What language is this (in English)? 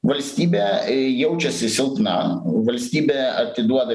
Lithuanian